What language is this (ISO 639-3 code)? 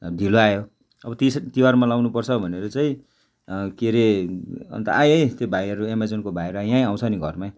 nep